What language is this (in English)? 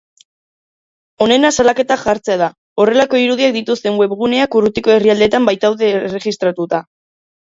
Basque